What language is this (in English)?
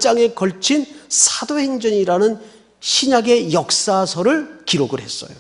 Korean